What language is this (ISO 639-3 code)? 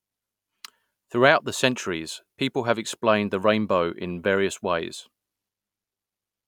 eng